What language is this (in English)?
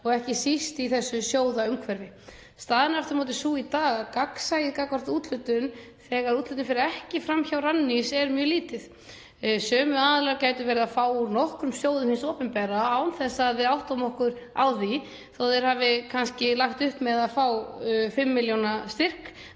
Icelandic